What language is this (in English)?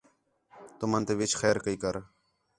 Khetrani